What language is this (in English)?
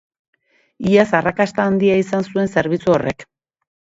Basque